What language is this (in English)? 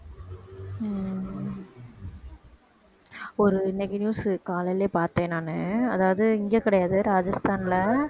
Tamil